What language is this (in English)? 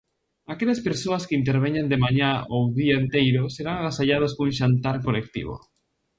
Galician